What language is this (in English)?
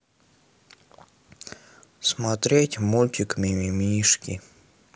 Russian